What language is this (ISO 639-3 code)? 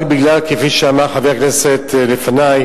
heb